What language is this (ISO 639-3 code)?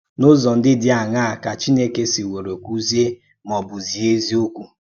ibo